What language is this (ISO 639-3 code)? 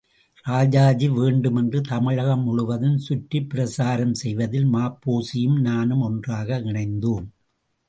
tam